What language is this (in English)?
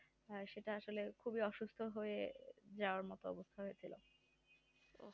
Bangla